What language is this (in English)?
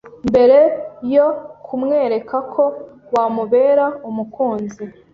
Kinyarwanda